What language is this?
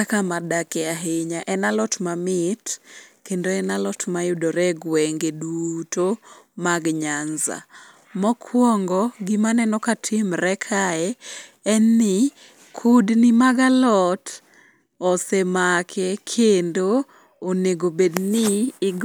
Luo (Kenya and Tanzania)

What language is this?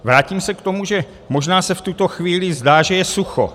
Czech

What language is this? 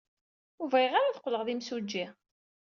Kabyle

